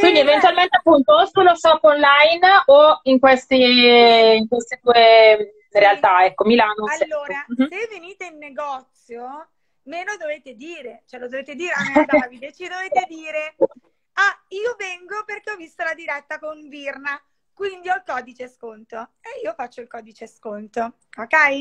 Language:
Italian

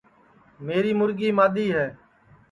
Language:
Sansi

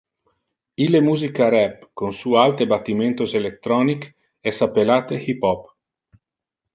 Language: Interlingua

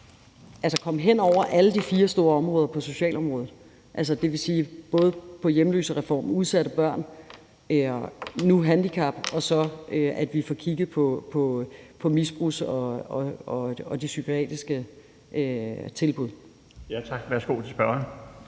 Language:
Danish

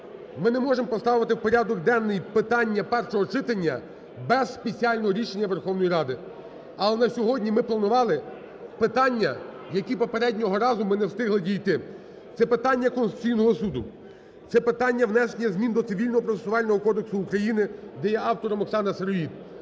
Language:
Ukrainian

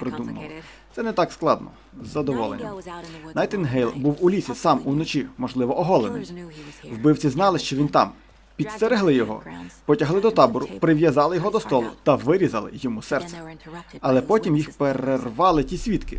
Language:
Ukrainian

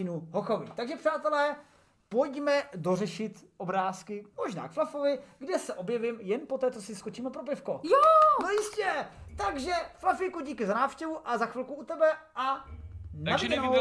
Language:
Czech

